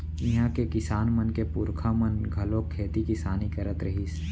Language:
Chhattisgarhi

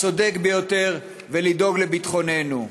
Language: Hebrew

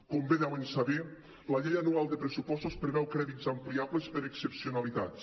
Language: Catalan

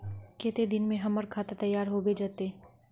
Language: Magahi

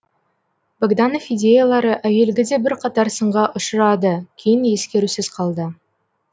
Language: Kazakh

